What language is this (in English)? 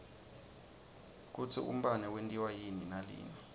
Swati